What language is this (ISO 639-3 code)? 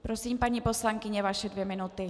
ces